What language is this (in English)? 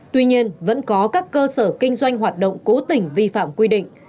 Vietnamese